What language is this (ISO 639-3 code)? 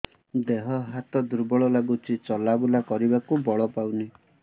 ori